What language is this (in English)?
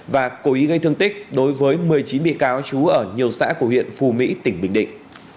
Vietnamese